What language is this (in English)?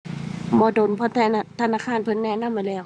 Thai